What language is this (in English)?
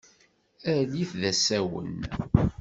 Kabyle